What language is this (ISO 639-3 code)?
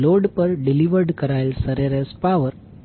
guj